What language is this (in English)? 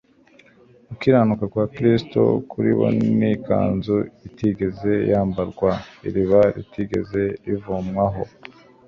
Kinyarwanda